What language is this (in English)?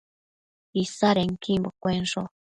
Matsés